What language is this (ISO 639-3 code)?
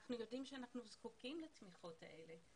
heb